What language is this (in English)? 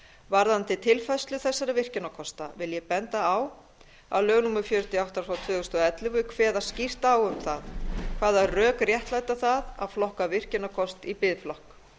Icelandic